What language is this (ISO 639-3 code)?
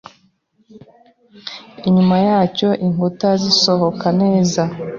kin